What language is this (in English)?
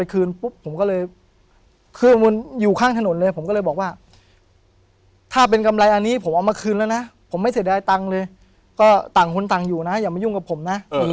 Thai